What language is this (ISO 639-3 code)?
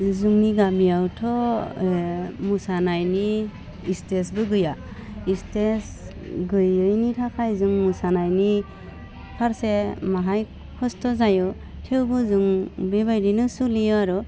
brx